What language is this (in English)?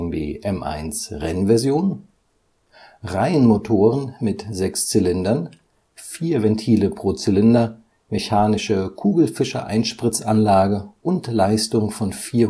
German